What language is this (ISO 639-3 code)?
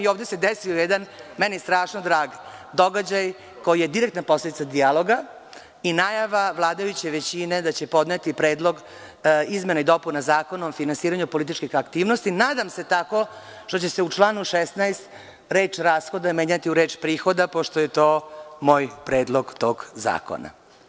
srp